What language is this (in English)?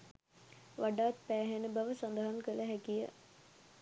Sinhala